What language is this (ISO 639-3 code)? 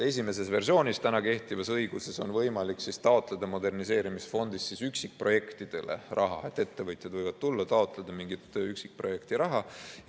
est